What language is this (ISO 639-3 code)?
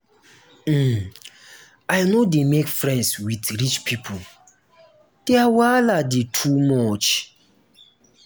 pcm